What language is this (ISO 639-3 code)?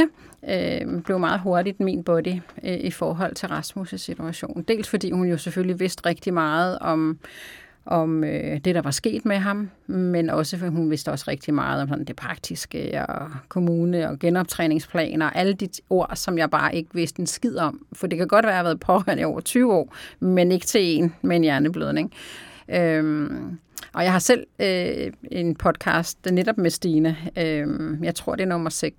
dan